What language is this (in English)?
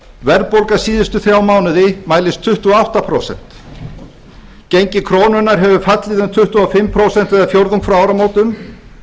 Icelandic